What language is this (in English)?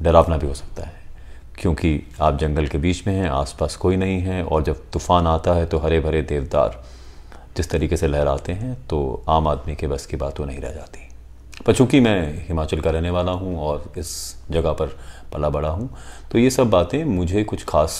Hindi